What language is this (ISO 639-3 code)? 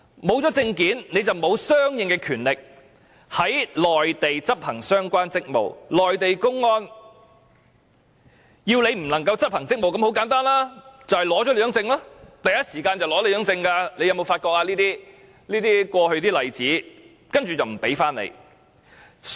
yue